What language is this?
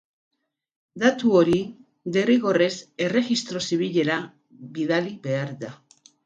Basque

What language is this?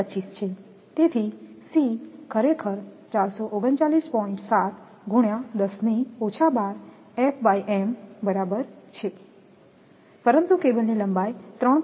Gujarati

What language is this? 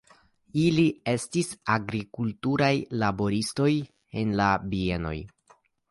Esperanto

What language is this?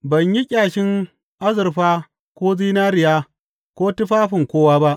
Hausa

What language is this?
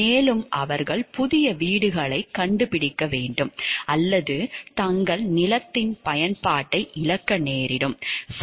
Tamil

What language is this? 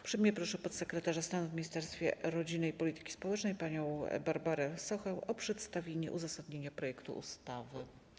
Polish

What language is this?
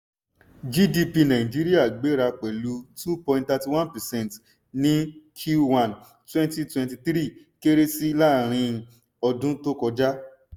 Yoruba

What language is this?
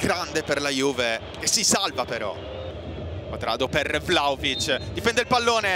Italian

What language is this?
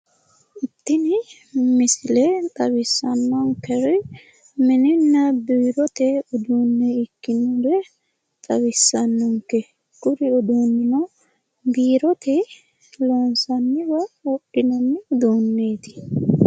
Sidamo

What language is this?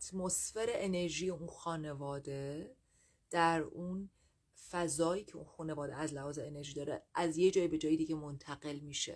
Persian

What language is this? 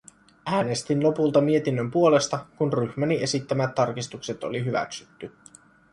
Finnish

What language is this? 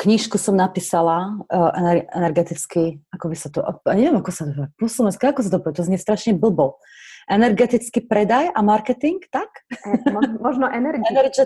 Slovak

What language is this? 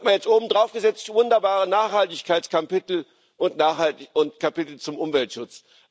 German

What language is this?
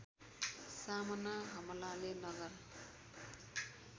Nepali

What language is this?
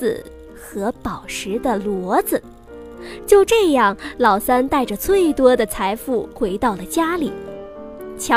Chinese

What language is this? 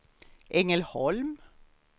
Swedish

